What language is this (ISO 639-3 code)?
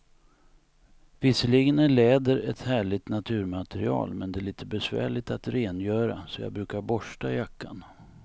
swe